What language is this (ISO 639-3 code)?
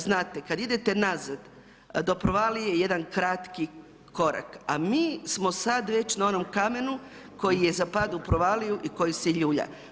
hrv